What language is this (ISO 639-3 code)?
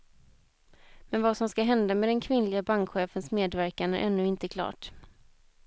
swe